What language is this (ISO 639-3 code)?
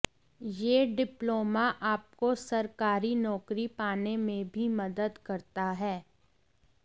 hin